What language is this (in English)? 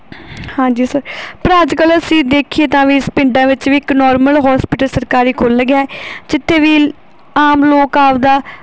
Punjabi